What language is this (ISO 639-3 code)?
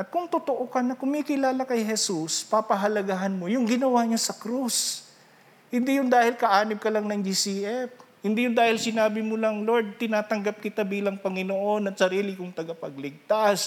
fil